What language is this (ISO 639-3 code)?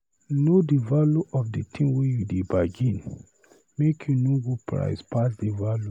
pcm